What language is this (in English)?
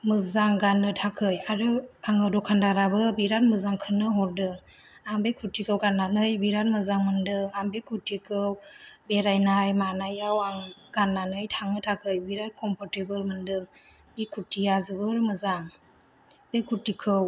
Bodo